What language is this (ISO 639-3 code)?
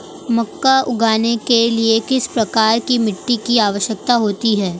hin